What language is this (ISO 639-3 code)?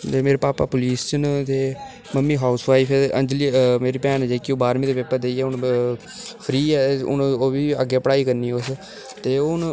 doi